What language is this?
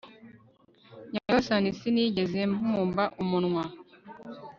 Kinyarwanda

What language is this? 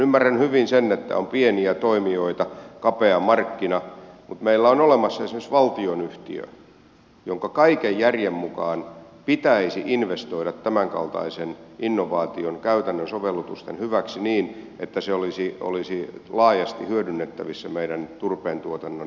Finnish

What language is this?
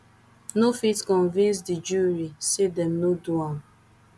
Nigerian Pidgin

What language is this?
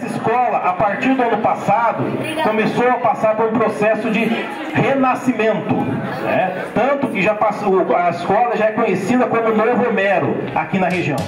Portuguese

